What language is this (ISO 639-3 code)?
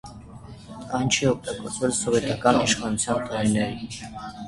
hye